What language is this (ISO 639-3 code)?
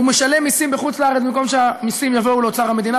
heb